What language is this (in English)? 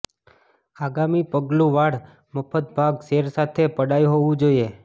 Gujarati